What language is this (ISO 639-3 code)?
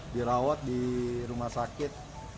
ind